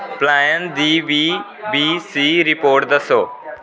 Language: Dogri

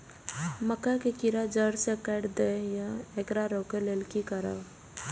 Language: Maithili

